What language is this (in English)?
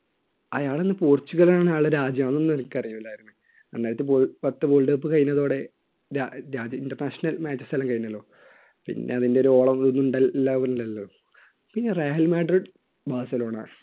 Malayalam